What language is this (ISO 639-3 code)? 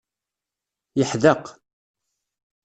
kab